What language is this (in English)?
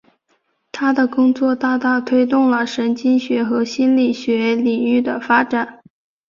Chinese